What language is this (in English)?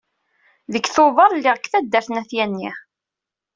Kabyle